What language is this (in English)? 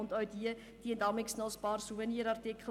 Swiss German